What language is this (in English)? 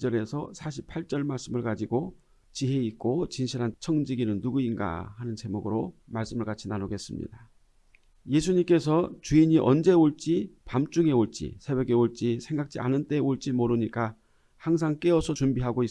Korean